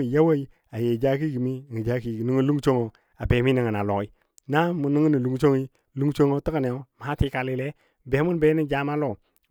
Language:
Dadiya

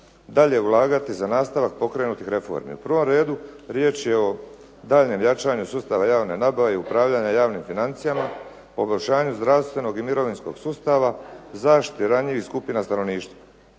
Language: Croatian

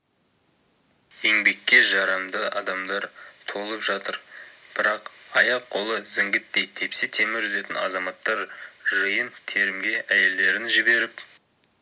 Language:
Kazakh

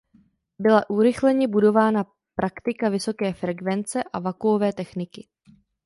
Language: Czech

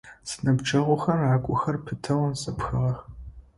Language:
Adyghe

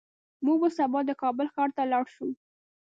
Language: Pashto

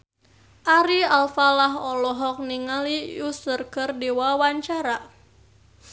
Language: Sundanese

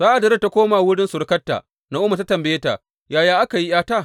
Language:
Hausa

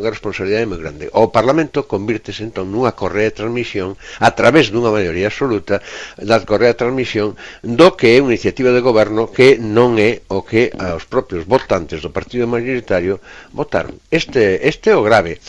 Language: Spanish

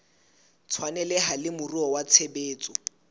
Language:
Southern Sotho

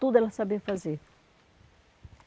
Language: Portuguese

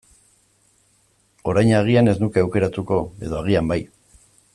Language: Basque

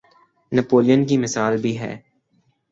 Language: Urdu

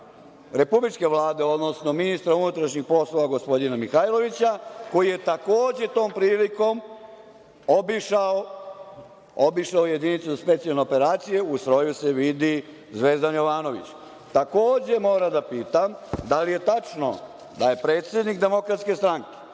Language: Serbian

